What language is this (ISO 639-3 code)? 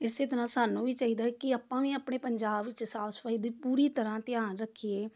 pan